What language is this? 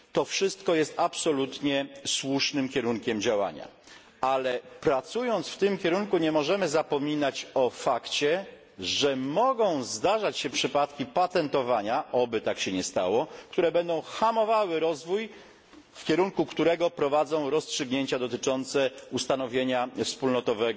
Polish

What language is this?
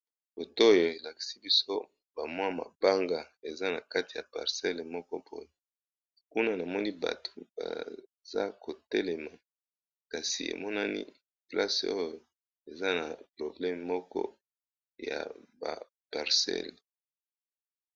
Lingala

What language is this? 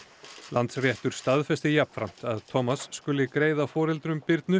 Icelandic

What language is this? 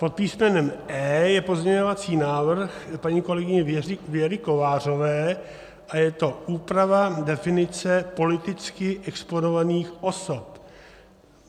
Czech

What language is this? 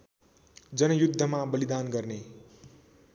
Nepali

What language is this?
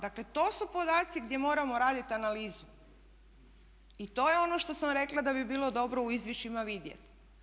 Croatian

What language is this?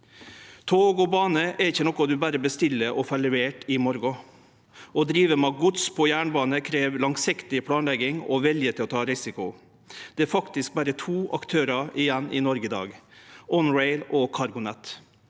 Norwegian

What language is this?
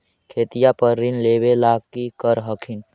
Magahi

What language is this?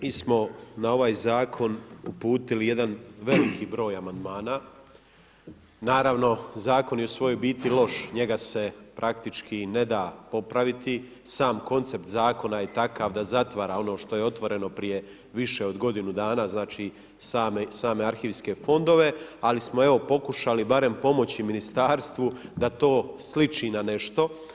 Croatian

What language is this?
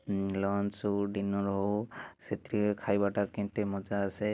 Odia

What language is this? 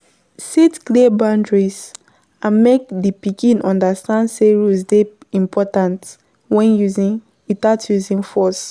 Nigerian Pidgin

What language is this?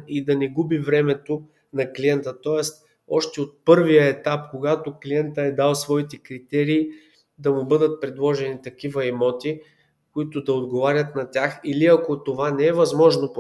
Bulgarian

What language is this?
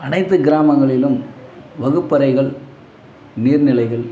Tamil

